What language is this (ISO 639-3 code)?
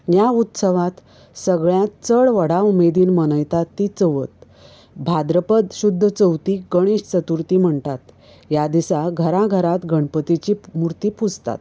kok